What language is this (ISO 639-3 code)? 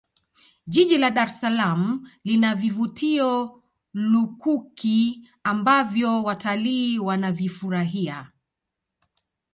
swa